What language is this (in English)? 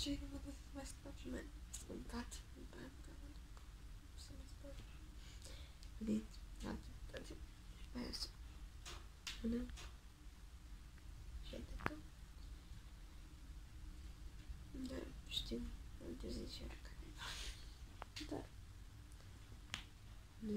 Romanian